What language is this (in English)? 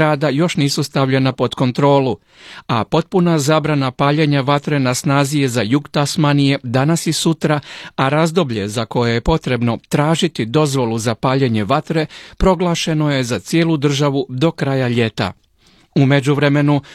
Croatian